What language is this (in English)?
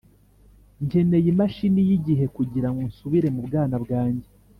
Kinyarwanda